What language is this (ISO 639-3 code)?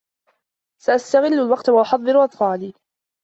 ara